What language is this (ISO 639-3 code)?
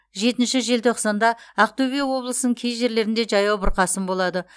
kaz